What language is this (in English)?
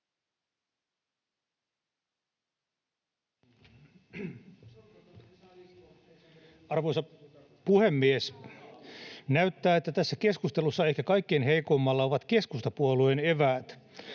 Finnish